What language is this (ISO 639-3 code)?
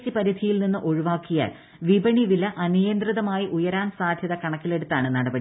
mal